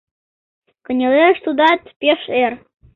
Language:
Mari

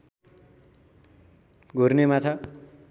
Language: Nepali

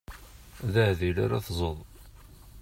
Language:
Kabyle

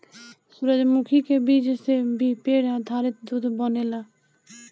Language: Bhojpuri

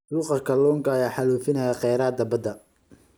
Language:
Somali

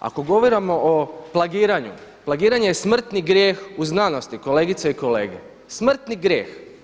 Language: Croatian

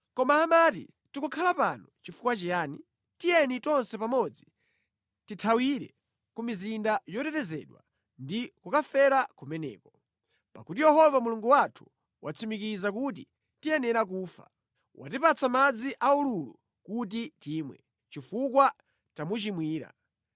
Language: Nyanja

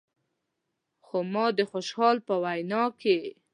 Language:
Pashto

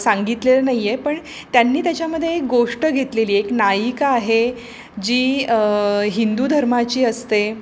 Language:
Marathi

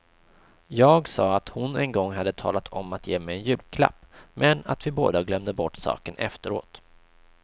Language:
Swedish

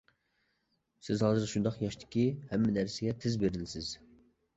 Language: Uyghur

